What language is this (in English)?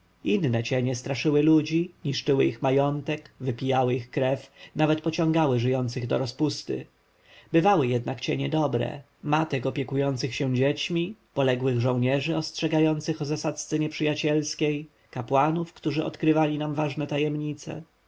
Polish